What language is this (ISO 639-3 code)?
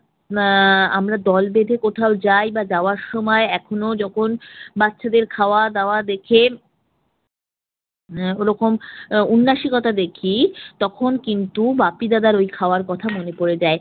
ben